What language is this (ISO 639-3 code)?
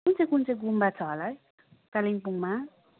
nep